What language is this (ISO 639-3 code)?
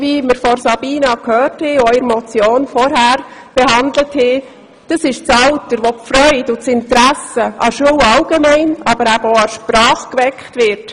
gsw